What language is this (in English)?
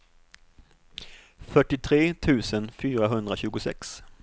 Swedish